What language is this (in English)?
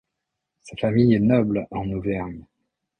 French